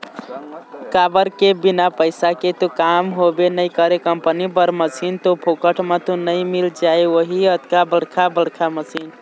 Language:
Chhattisgarhi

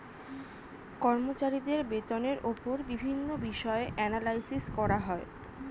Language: Bangla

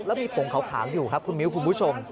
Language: Thai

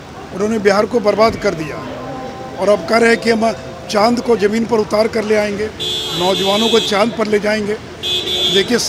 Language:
Hindi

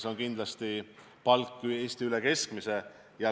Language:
Estonian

